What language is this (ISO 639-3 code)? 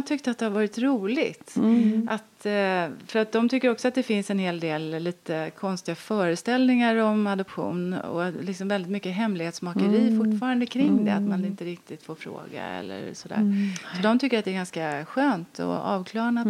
swe